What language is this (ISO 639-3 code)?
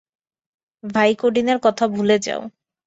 ben